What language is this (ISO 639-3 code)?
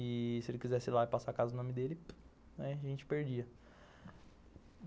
por